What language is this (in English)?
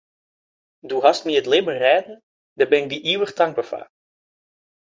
Western Frisian